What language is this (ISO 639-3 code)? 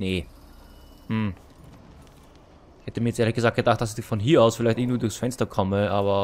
deu